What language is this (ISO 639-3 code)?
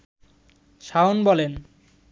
ben